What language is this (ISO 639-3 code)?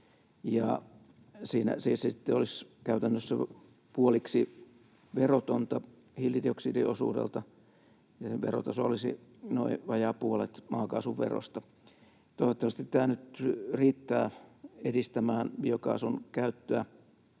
fin